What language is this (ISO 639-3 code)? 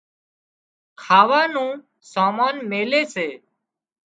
kxp